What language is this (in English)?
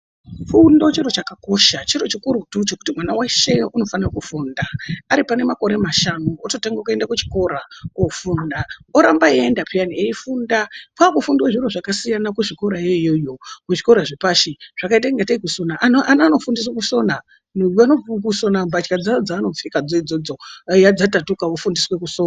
Ndau